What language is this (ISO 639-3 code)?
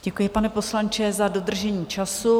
ces